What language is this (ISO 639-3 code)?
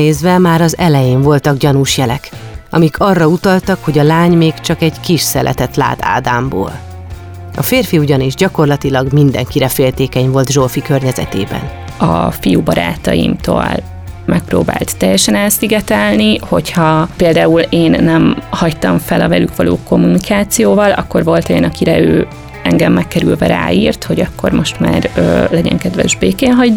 hun